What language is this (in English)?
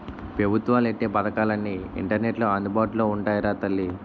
Telugu